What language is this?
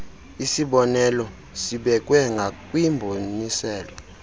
Xhosa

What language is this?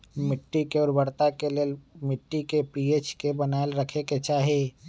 Magahi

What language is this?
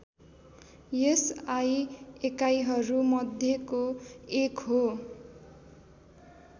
Nepali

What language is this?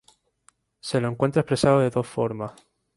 Spanish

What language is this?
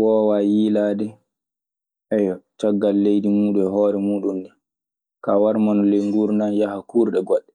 Maasina Fulfulde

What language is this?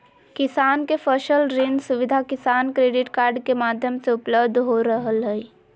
Magahi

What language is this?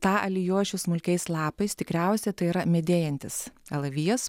Lithuanian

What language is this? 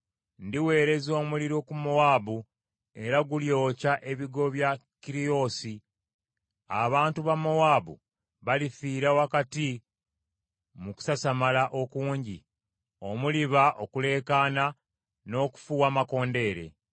Ganda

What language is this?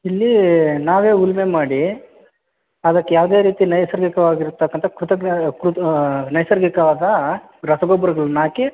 Kannada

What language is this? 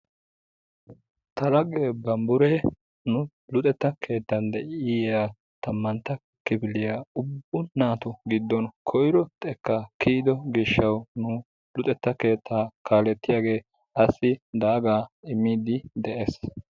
Wolaytta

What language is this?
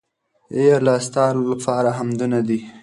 Pashto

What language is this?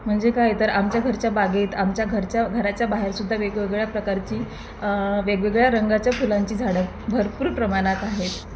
Marathi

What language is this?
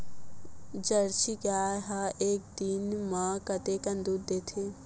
Chhattisgarhi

